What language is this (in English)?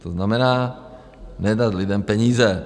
Czech